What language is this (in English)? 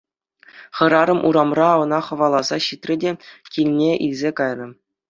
Chuvash